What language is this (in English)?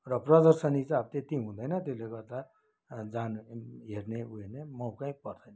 Nepali